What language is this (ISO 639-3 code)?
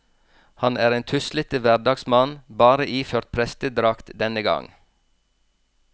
nor